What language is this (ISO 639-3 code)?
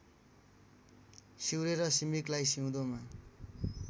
nep